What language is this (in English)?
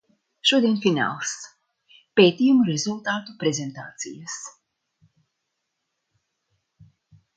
Latvian